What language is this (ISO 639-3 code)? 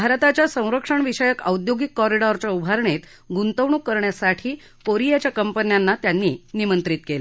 mar